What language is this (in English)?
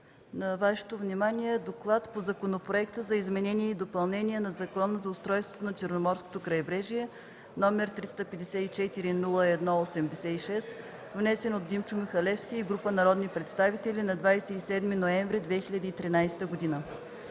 Bulgarian